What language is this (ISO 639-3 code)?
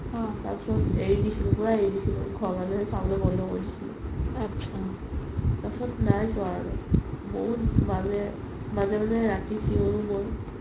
asm